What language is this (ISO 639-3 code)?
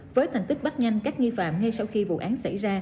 vie